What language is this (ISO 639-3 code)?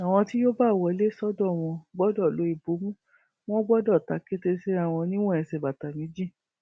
yor